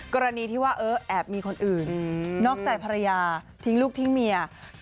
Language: Thai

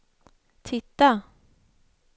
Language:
Swedish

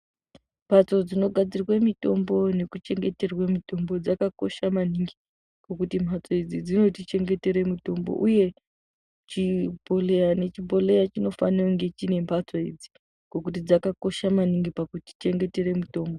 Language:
Ndau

